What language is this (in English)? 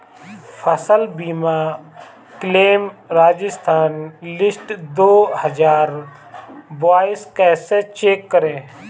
Hindi